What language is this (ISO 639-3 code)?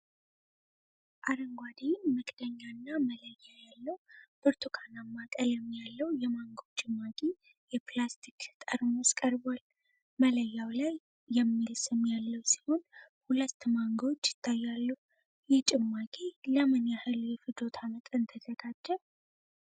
amh